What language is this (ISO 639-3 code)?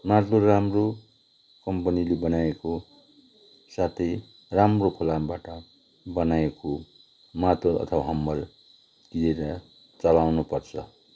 nep